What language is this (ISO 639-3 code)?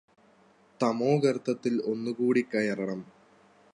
mal